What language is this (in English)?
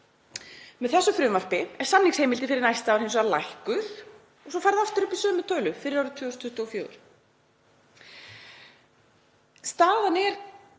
Icelandic